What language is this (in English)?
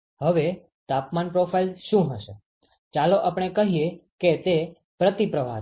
Gujarati